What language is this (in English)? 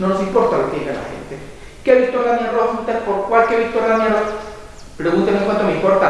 Spanish